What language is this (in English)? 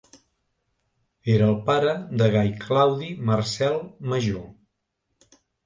Catalan